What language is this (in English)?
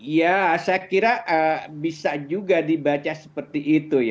Indonesian